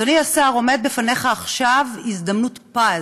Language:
Hebrew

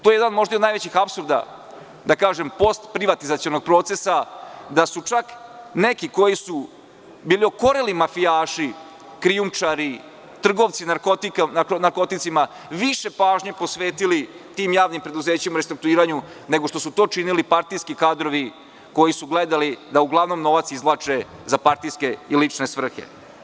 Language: Serbian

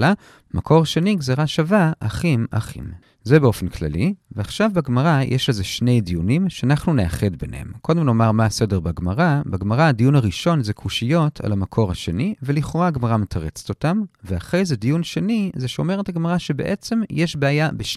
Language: Hebrew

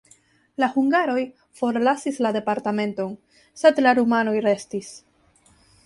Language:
Esperanto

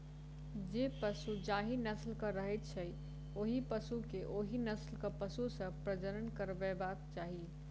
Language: Maithili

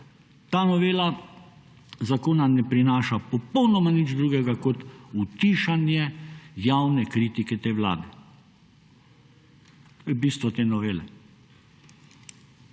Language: Slovenian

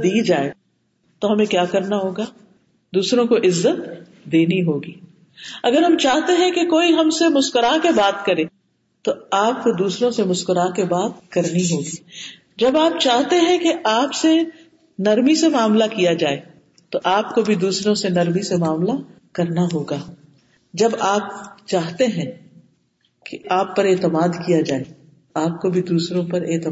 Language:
Urdu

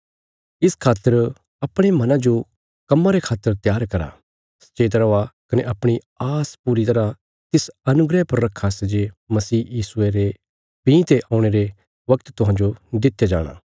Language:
Bilaspuri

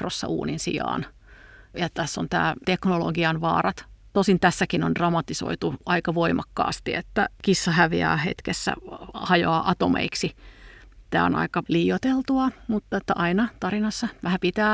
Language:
Finnish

